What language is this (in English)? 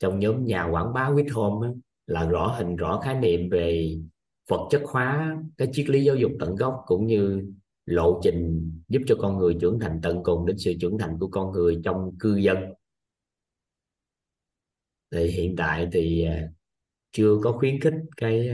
Vietnamese